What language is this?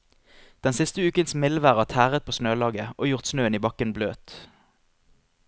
Norwegian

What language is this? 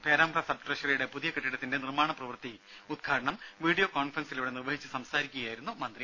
Malayalam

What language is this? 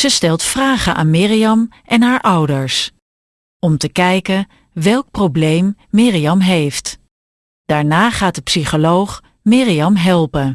Dutch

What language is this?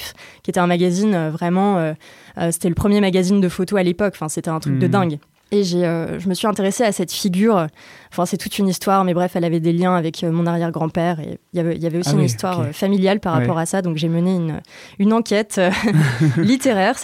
French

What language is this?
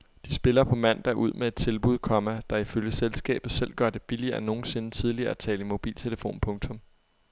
Danish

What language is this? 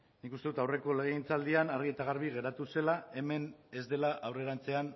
Basque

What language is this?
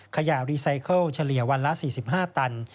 Thai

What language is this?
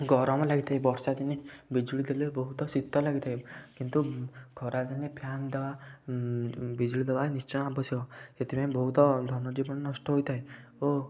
Odia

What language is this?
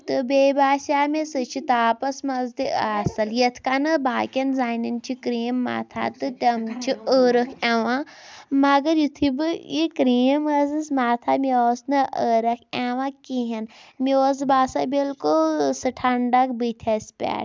Kashmiri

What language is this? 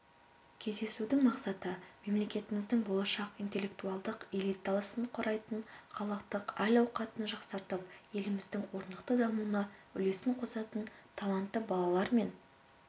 Kazakh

